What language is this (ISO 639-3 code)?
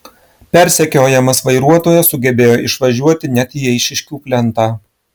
lit